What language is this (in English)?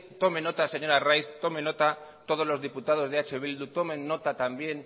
Spanish